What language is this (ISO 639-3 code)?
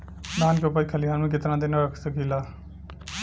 bho